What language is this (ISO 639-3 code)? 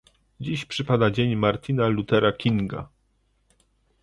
pol